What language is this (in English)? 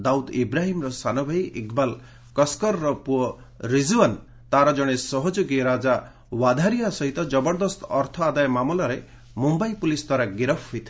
Odia